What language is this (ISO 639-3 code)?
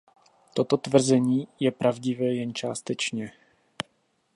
ces